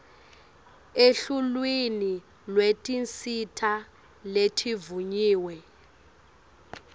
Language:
Swati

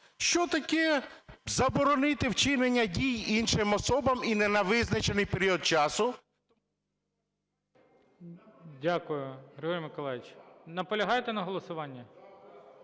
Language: Ukrainian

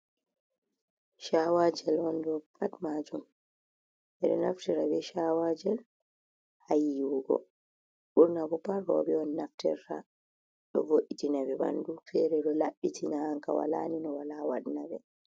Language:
Fula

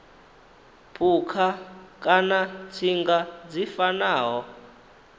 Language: Venda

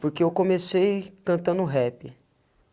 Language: Portuguese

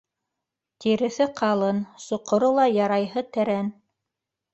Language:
Bashkir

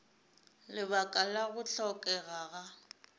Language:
Northern Sotho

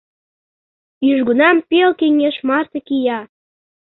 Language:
Mari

